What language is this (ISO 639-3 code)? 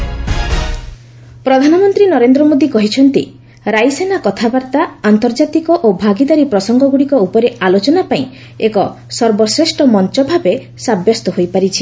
ori